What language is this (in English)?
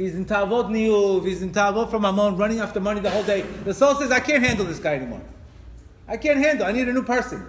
English